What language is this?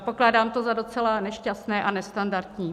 Czech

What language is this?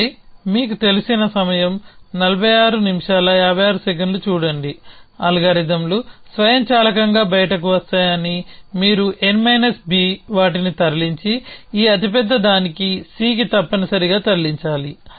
Telugu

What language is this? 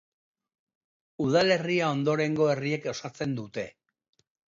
Basque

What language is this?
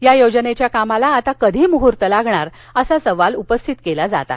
Marathi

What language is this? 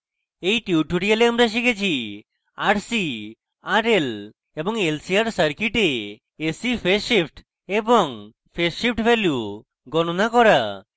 Bangla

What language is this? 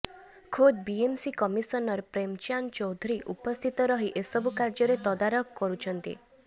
Odia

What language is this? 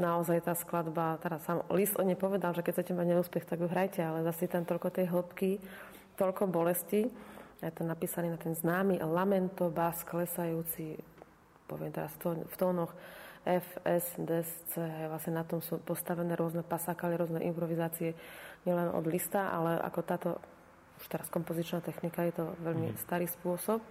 Slovak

